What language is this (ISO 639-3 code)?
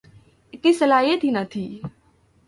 urd